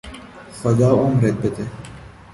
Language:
Persian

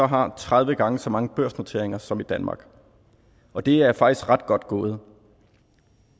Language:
Danish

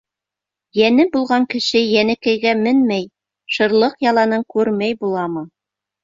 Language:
Bashkir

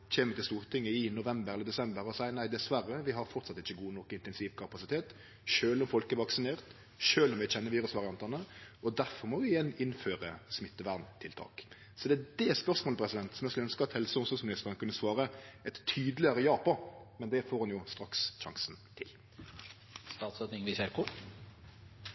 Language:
Norwegian Nynorsk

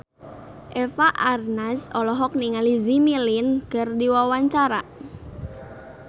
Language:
Sundanese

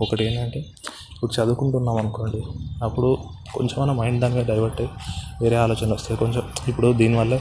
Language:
Telugu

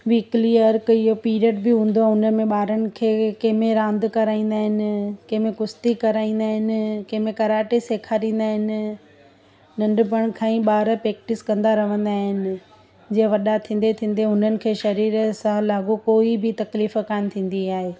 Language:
Sindhi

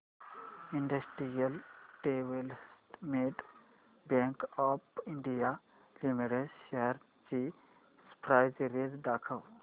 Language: Marathi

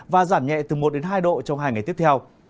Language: Vietnamese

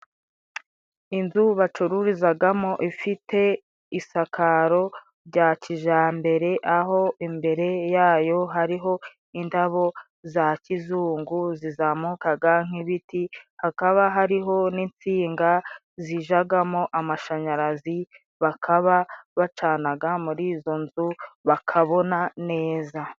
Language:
Kinyarwanda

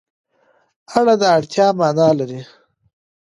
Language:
Pashto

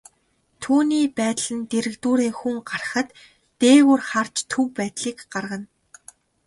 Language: Mongolian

